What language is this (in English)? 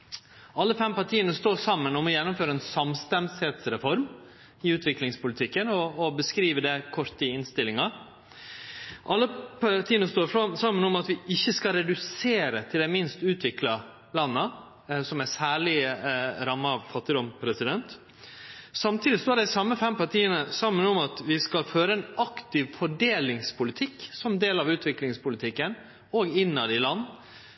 Norwegian Nynorsk